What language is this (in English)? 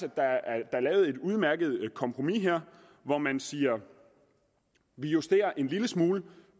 Danish